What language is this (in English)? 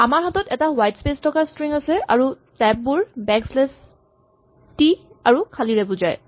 Assamese